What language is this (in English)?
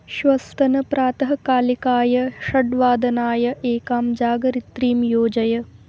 Sanskrit